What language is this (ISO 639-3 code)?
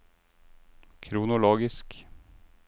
nor